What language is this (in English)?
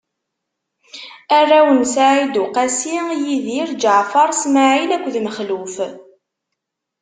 Kabyle